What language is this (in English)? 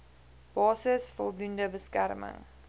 Afrikaans